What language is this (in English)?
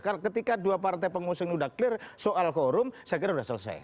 Indonesian